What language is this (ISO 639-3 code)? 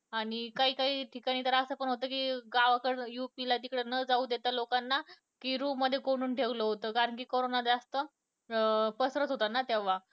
mar